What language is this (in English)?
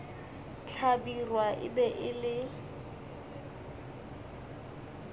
Northern Sotho